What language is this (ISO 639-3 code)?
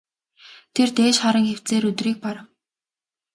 mon